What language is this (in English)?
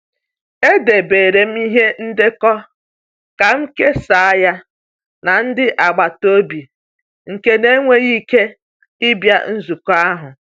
Igbo